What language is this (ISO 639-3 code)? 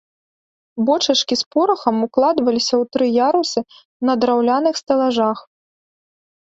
bel